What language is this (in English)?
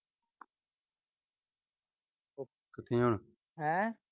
Punjabi